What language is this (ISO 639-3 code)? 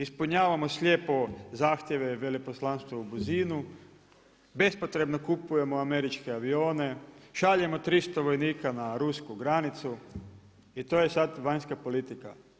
hrv